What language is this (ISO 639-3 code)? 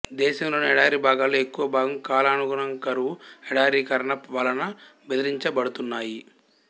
tel